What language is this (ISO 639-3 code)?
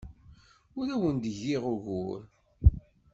kab